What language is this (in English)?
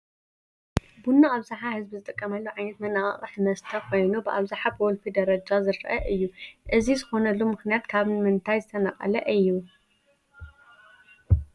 Tigrinya